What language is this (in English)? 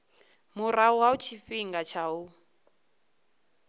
Venda